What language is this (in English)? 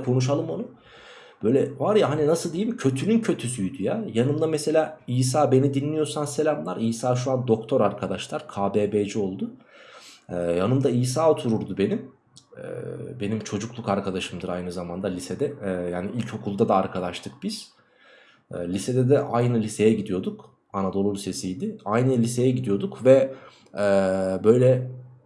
Turkish